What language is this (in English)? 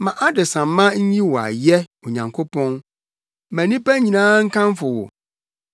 Akan